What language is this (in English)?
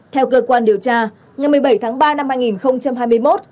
Vietnamese